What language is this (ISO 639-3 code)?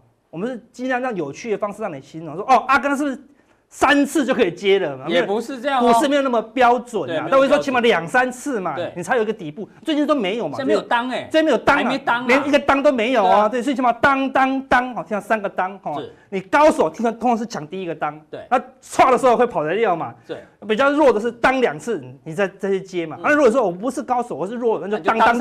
zho